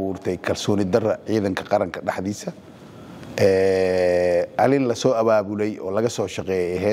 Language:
Arabic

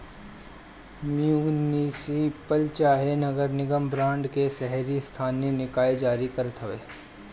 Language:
Bhojpuri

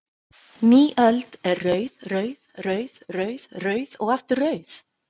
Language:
Icelandic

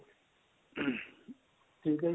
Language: Punjabi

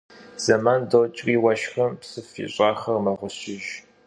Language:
Kabardian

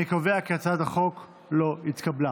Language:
Hebrew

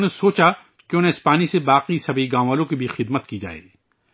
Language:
Urdu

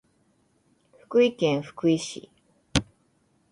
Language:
Japanese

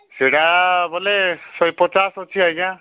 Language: Odia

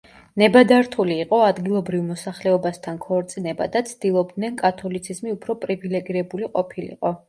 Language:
Georgian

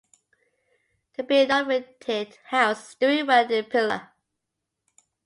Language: English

